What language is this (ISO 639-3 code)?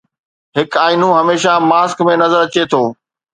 snd